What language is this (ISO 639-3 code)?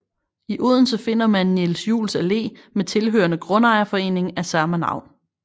dan